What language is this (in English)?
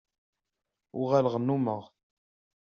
Kabyle